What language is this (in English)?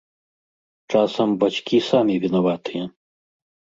Belarusian